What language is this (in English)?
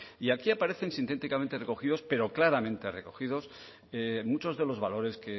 Spanish